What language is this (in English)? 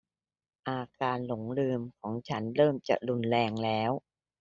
Thai